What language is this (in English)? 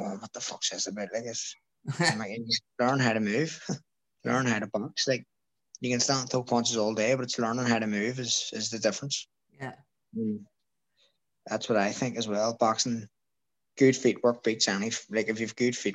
English